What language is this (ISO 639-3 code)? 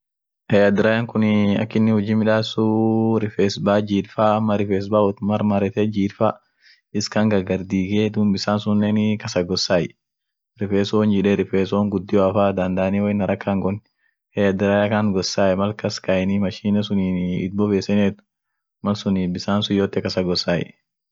orc